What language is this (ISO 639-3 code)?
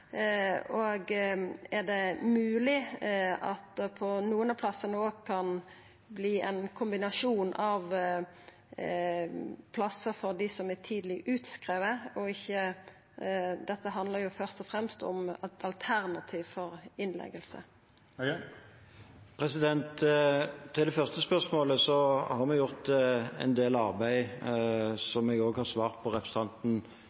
nor